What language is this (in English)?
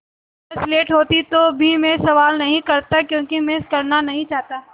Hindi